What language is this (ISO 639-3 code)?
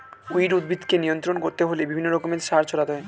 ben